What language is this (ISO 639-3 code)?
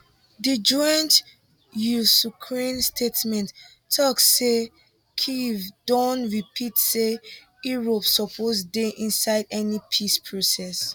pcm